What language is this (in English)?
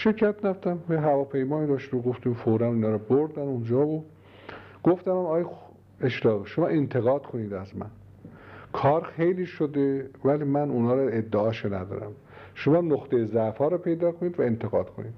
Persian